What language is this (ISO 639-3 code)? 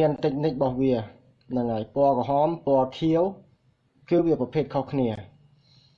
vie